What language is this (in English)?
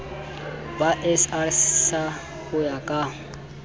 Southern Sotho